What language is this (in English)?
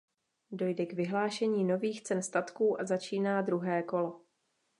Czech